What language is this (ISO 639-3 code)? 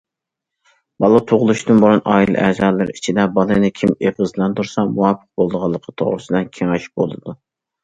uig